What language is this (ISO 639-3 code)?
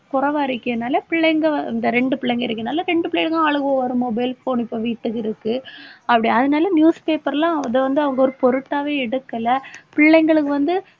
tam